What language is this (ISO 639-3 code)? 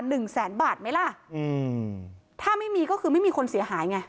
tha